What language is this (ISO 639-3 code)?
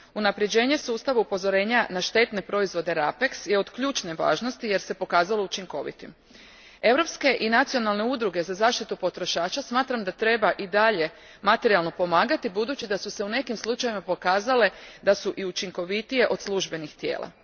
hrv